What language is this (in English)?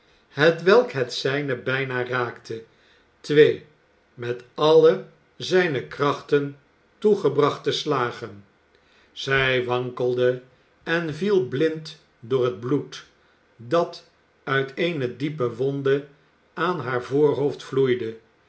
Dutch